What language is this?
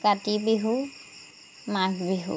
Assamese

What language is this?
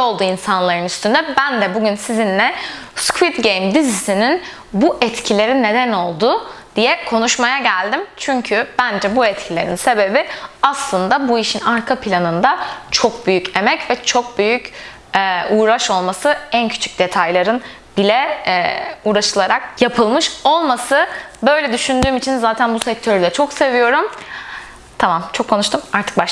Turkish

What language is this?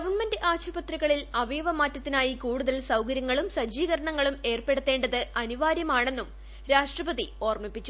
Malayalam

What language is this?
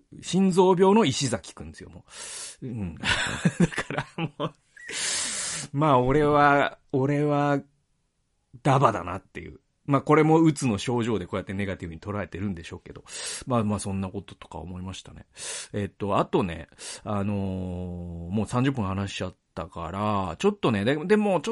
Japanese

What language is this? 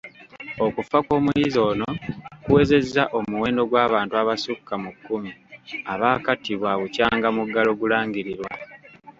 Ganda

